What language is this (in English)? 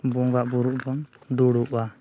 Santali